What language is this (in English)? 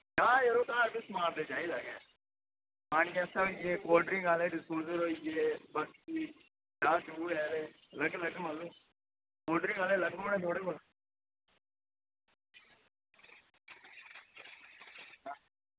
Dogri